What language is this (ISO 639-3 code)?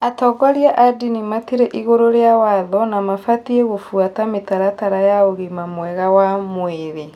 kik